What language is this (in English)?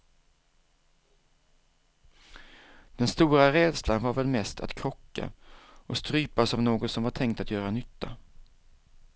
Swedish